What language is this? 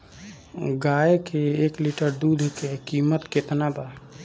Bhojpuri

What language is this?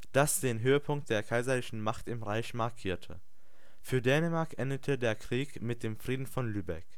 German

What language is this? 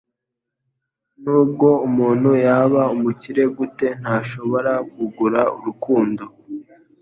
Kinyarwanda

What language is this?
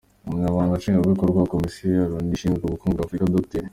Kinyarwanda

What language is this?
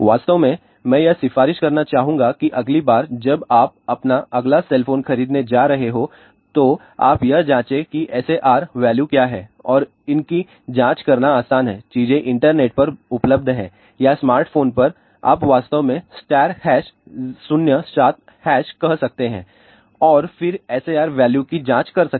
Hindi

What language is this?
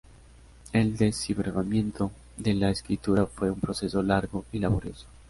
Spanish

